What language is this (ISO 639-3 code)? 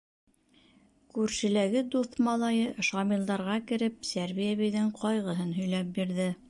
bak